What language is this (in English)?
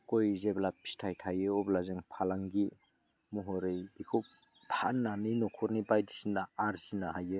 Bodo